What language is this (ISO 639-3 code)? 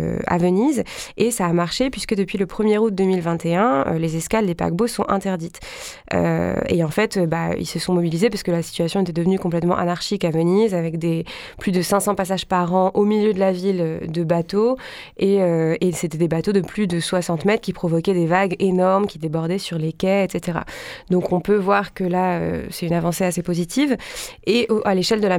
fra